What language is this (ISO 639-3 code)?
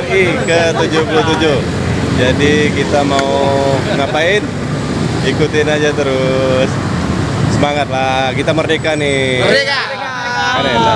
ind